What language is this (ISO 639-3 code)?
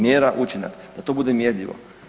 hrv